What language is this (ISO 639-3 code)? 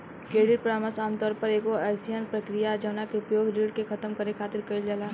bho